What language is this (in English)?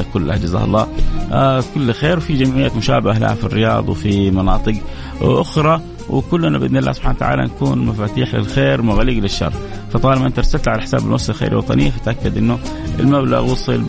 Arabic